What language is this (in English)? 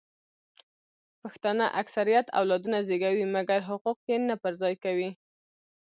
Pashto